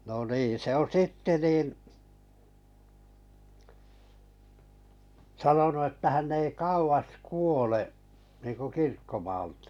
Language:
Finnish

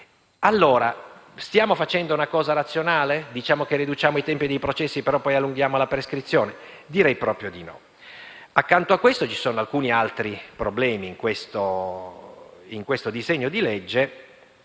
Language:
Italian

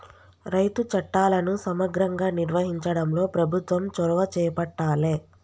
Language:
Telugu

